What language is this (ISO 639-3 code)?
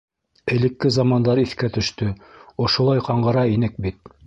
bak